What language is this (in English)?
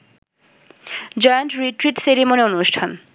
Bangla